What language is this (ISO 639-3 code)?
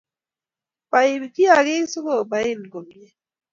kln